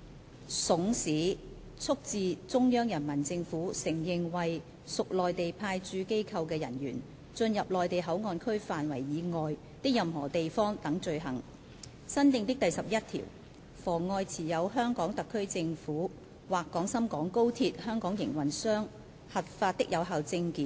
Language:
Cantonese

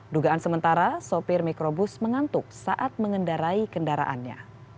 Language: Indonesian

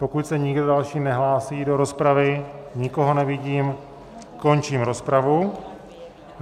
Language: Czech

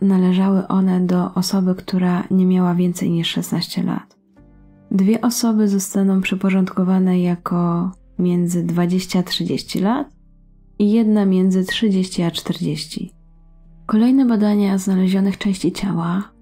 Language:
Polish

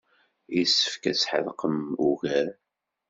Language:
Kabyle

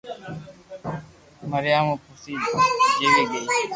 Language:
Loarki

